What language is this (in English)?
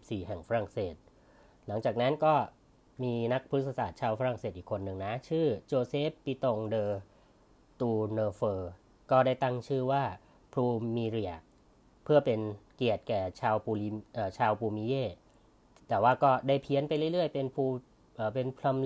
Thai